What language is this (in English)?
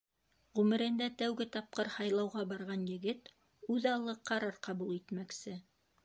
Bashkir